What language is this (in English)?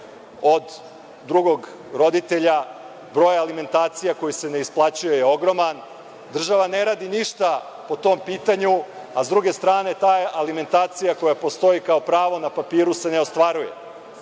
Serbian